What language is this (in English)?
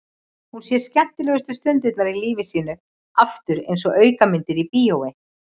Icelandic